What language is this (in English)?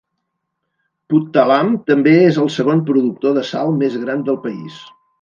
Catalan